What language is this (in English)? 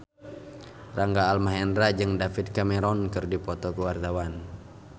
Sundanese